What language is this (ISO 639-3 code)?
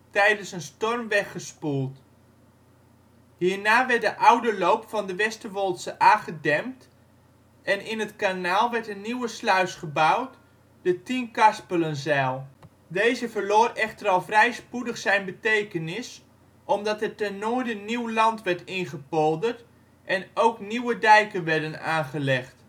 nld